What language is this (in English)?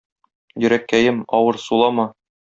Tatar